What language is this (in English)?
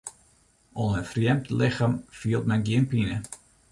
Western Frisian